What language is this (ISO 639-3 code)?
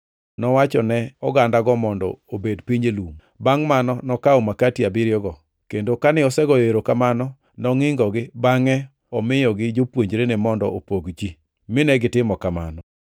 luo